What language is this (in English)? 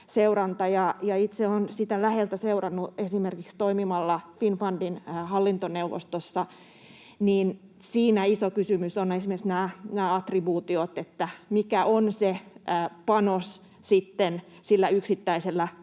Finnish